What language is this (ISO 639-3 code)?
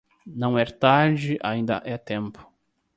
por